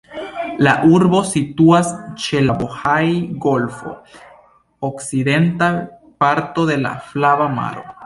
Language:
Esperanto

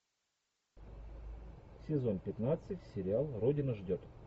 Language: Russian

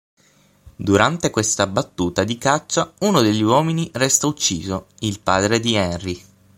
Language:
Italian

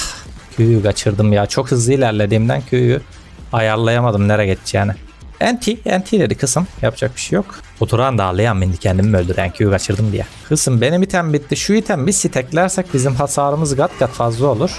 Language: Turkish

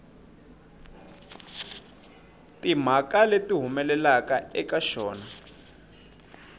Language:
Tsonga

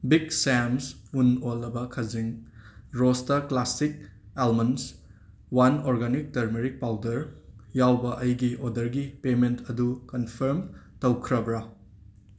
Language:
Manipuri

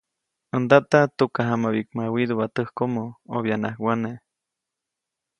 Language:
Copainalá Zoque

